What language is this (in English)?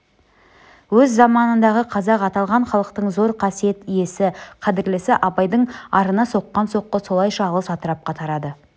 Kazakh